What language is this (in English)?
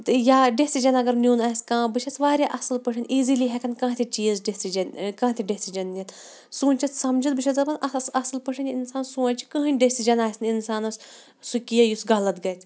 Kashmiri